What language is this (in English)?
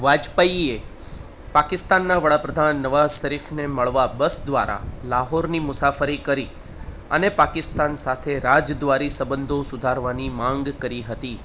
Gujarati